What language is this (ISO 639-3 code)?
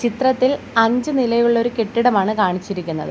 mal